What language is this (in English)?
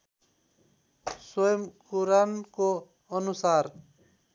Nepali